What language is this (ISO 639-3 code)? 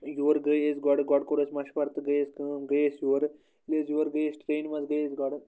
kas